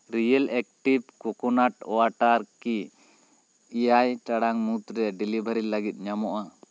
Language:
Santali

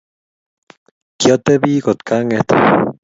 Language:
Kalenjin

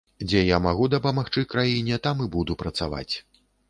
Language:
Belarusian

